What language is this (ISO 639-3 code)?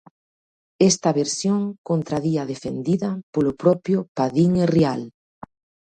glg